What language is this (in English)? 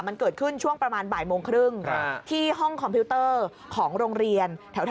Thai